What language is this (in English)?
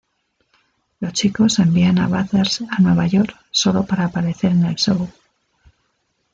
Spanish